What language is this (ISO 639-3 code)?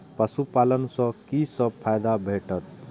mai